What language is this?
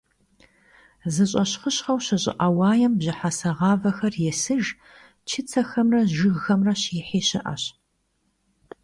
Kabardian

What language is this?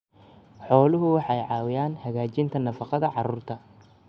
Somali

